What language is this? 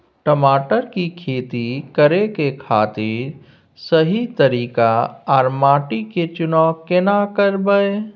Maithili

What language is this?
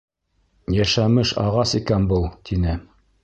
Bashkir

